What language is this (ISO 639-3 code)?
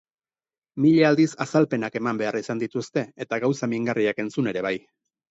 eus